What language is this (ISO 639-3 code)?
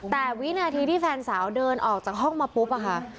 tha